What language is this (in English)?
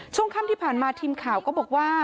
Thai